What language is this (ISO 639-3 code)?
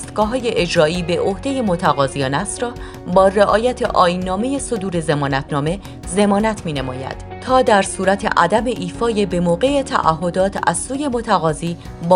fas